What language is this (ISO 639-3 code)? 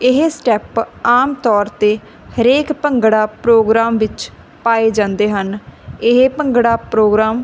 pan